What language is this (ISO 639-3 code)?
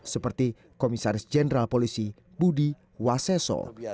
ind